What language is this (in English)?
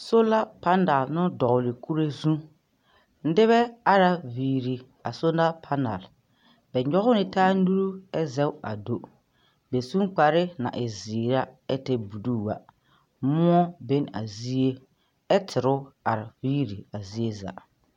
Southern Dagaare